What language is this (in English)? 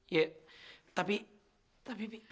Indonesian